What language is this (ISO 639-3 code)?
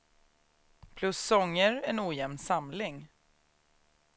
swe